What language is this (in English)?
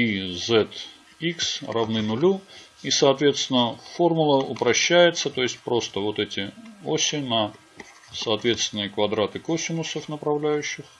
Russian